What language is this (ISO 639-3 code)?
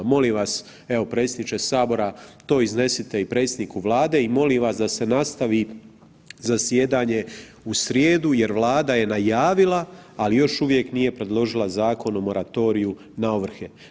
hrv